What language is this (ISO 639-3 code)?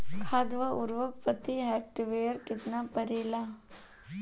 bho